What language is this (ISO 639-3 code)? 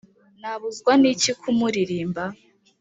kin